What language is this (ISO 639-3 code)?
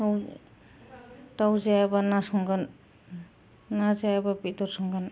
brx